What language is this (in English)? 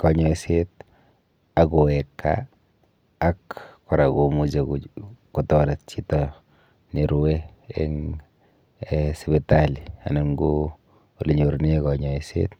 Kalenjin